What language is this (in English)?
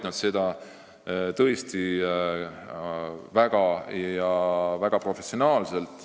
Estonian